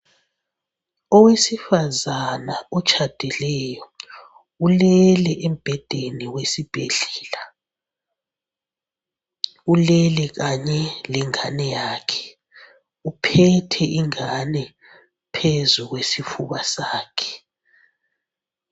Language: North Ndebele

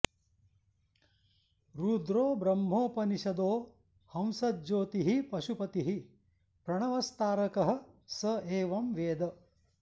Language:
Sanskrit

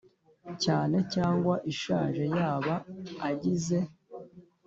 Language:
Kinyarwanda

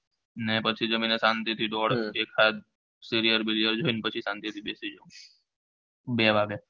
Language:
Gujarati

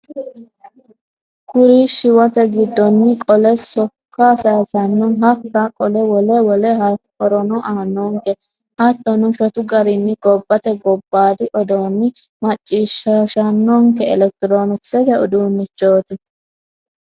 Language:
Sidamo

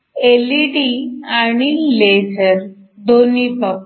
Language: Marathi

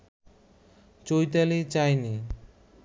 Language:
Bangla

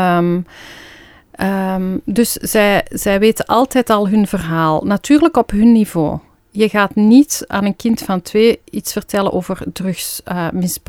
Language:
Dutch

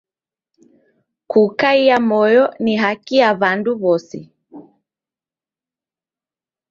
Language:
Taita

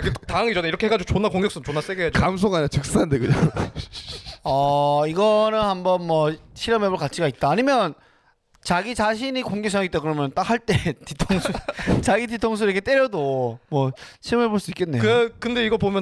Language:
Korean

